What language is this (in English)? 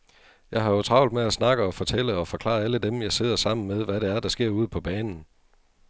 Danish